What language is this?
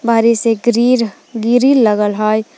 Magahi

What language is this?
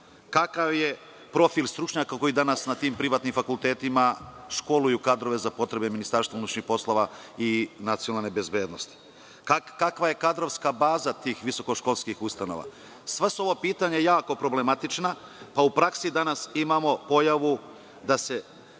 Serbian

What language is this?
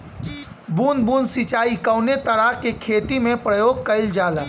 Bhojpuri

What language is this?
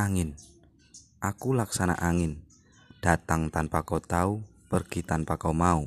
Indonesian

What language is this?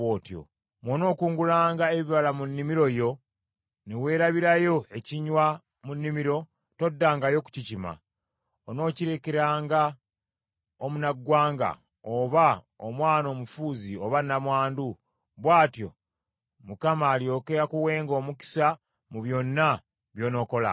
Ganda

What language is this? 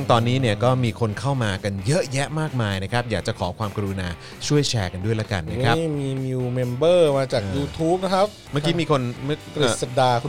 Thai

